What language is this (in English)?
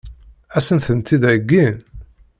Kabyle